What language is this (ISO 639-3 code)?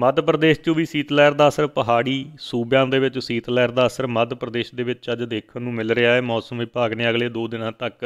hin